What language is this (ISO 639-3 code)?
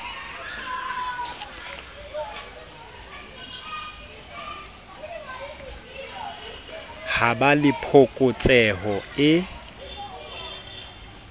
sot